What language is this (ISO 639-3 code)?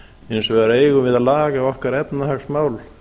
isl